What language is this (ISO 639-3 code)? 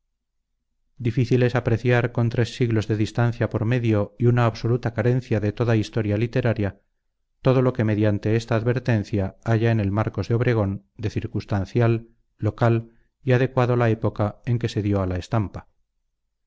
spa